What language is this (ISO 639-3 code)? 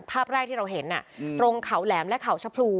tha